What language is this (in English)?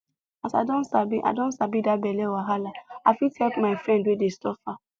Nigerian Pidgin